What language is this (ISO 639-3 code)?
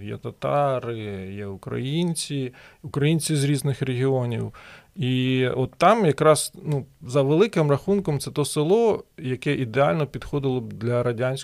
ukr